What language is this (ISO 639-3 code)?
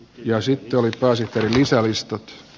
fin